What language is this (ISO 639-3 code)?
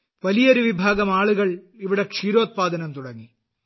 mal